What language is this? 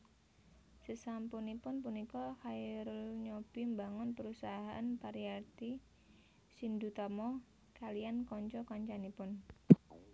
Javanese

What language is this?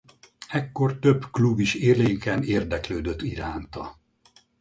Hungarian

